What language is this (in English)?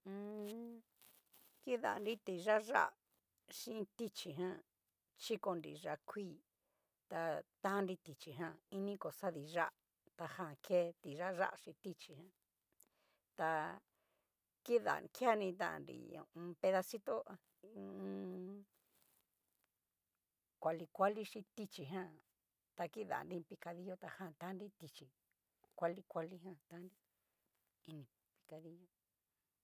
Cacaloxtepec Mixtec